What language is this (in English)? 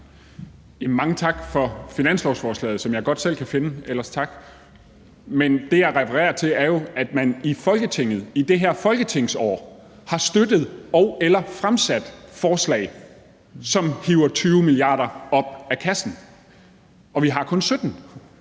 Danish